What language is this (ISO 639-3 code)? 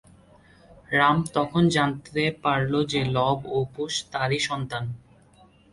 ben